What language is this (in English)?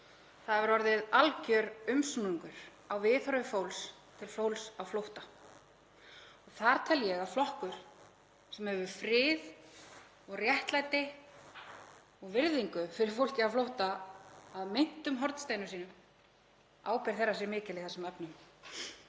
Icelandic